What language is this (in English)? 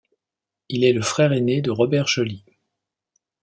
French